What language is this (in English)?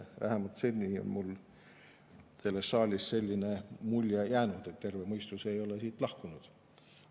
Estonian